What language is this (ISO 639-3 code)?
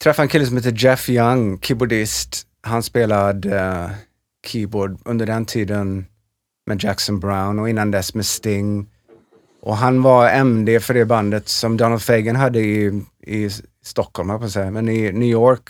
swe